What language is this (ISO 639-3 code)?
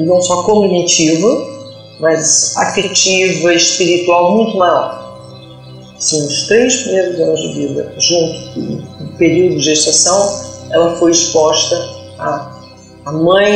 por